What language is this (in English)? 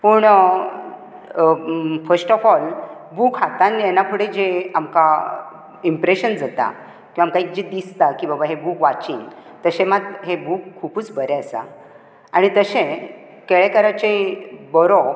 Konkani